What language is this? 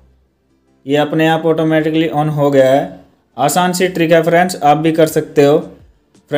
Hindi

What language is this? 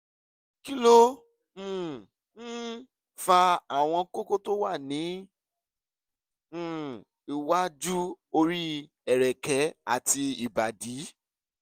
Yoruba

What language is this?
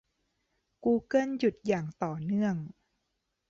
Thai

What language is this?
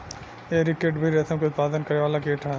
Bhojpuri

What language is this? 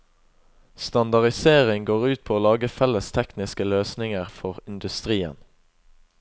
Norwegian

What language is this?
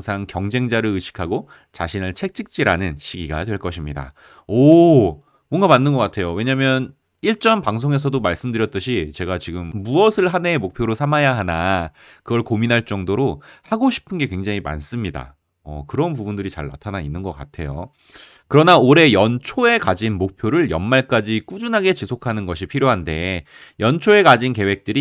Korean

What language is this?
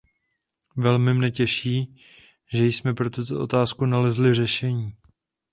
Czech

